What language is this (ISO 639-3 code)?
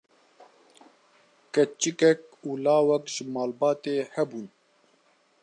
kur